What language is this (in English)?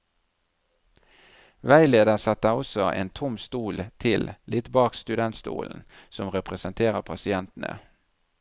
Norwegian